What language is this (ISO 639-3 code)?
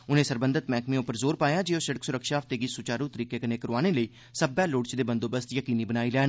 doi